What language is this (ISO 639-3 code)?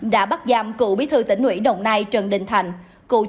vie